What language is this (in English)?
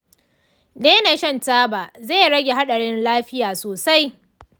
Hausa